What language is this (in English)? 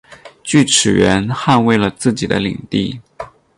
Chinese